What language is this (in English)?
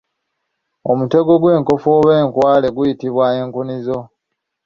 Ganda